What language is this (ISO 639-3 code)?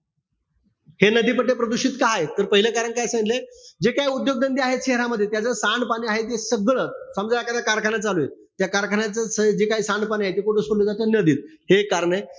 mar